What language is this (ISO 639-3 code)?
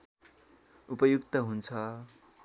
nep